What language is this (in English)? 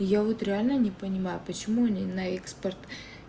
Russian